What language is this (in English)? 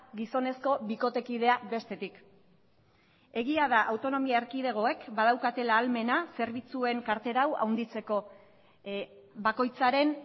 Basque